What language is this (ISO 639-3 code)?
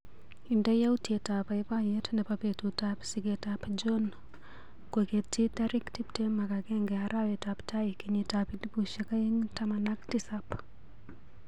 kln